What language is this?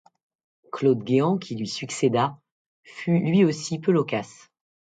French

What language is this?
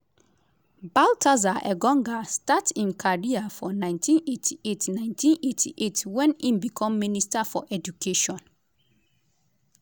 Nigerian Pidgin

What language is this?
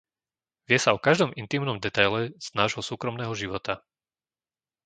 Slovak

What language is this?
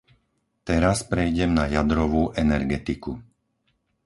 Slovak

